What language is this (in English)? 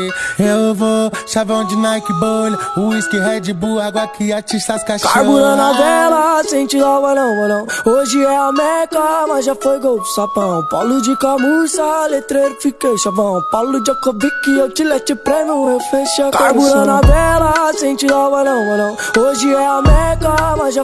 Portuguese